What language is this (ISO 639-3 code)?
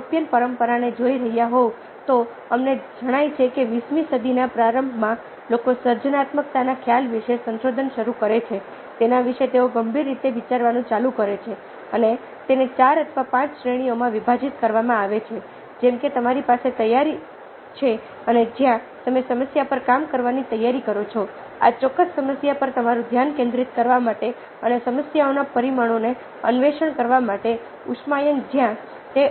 guj